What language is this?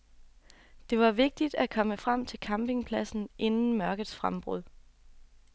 Danish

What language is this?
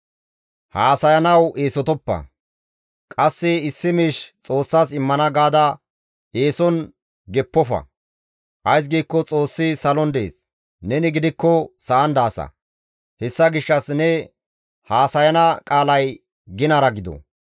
Gamo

